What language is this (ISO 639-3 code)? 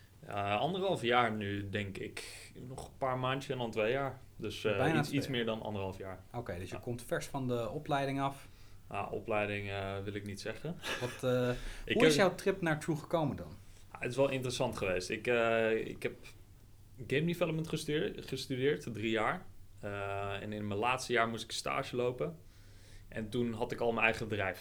nld